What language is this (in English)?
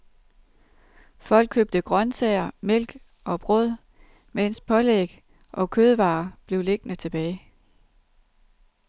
Danish